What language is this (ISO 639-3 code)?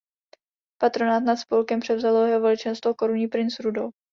ces